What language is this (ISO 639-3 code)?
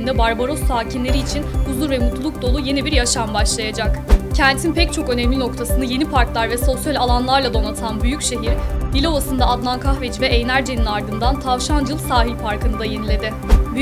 tur